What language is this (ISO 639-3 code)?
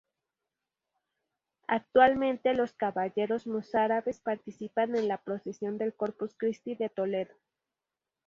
spa